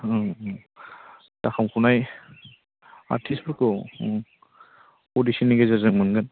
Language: Bodo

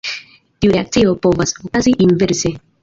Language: Esperanto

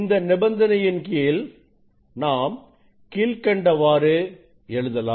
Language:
Tamil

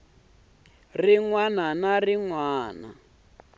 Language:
Tsonga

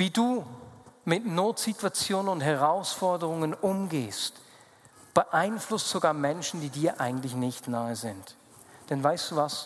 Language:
German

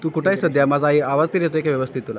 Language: Marathi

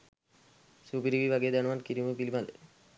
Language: Sinhala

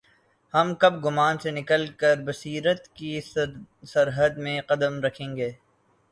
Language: Urdu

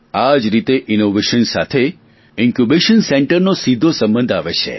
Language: Gujarati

